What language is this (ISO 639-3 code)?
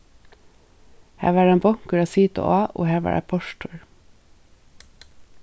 fao